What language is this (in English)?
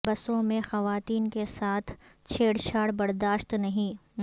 Urdu